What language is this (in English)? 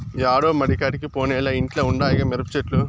Telugu